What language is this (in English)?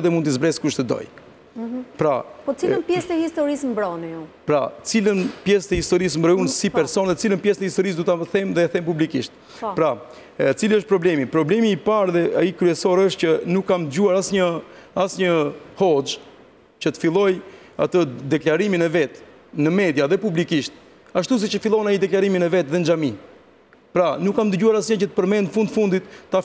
Romanian